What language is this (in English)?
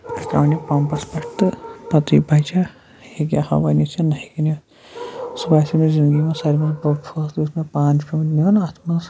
Kashmiri